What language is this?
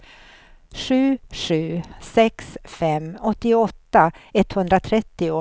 Swedish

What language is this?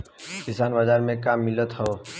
Bhojpuri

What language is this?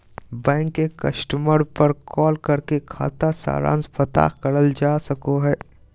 Magahi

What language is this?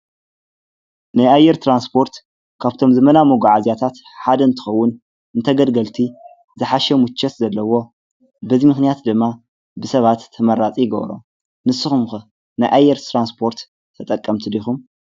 Tigrinya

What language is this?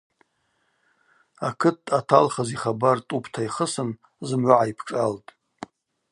Abaza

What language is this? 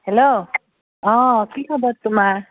Assamese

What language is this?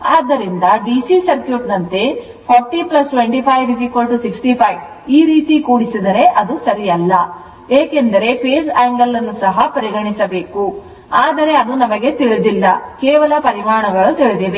Kannada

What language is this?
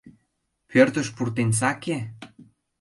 Mari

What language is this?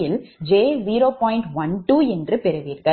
Tamil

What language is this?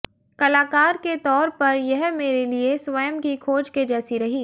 Hindi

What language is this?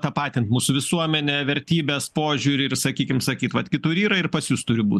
Lithuanian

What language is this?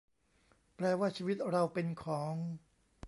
Thai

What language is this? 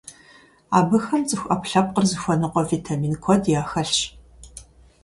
Kabardian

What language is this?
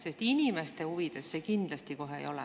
Estonian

